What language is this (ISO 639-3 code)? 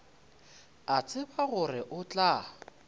nso